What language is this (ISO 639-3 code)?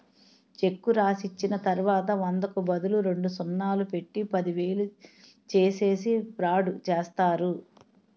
tel